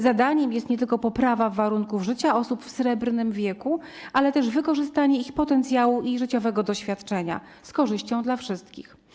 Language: Polish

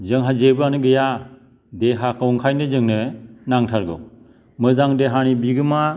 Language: Bodo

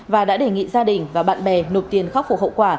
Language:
Vietnamese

